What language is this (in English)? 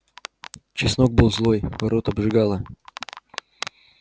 Russian